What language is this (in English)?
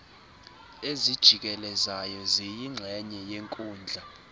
Xhosa